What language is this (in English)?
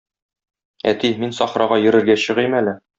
Tatar